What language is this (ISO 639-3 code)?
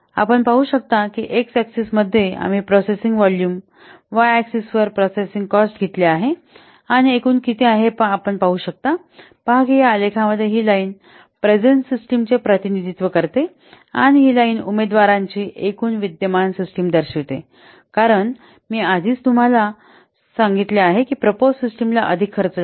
mar